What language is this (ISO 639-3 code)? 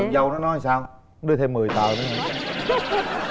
vie